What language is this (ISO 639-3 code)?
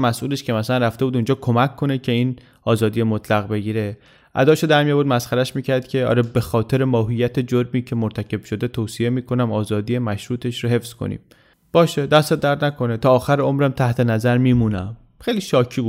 fas